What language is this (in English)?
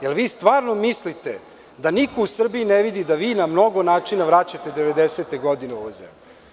Serbian